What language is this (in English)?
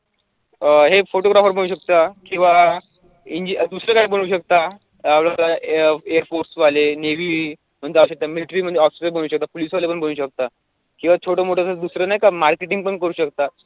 Marathi